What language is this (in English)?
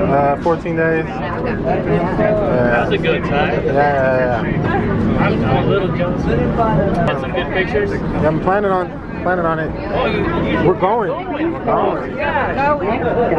English